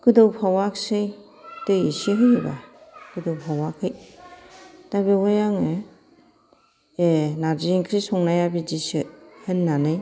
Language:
Bodo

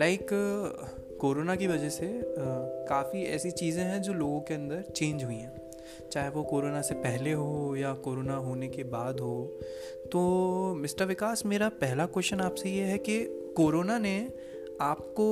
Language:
Hindi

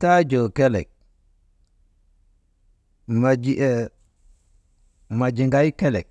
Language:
Maba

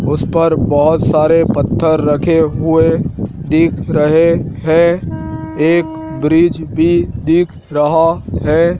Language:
Hindi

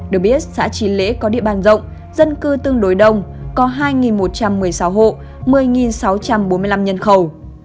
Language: Vietnamese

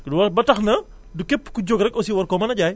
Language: Wolof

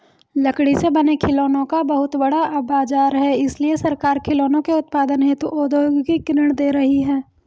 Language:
Hindi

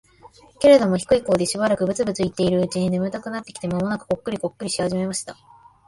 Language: Japanese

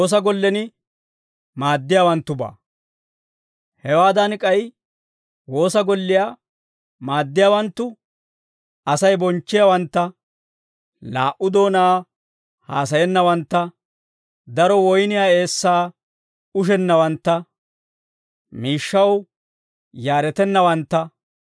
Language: Dawro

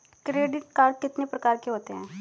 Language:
Hindi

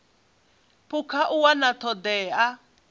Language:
Venda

